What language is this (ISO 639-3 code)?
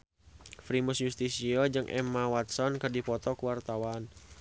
sun